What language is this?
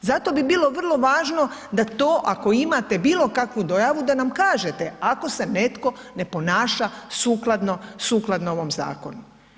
Croatian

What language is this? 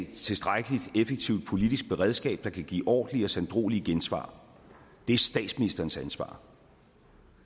Danish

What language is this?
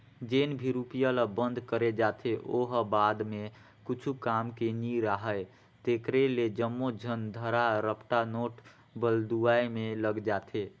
Chhattisgarhi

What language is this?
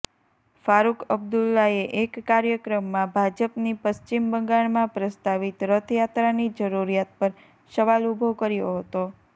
Gujarati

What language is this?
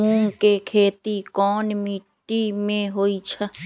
Magahi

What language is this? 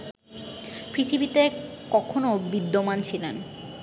Bangla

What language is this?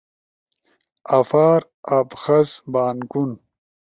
Ushojo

